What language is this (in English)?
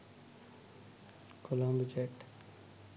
Sinhala